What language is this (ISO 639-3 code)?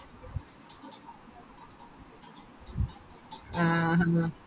mal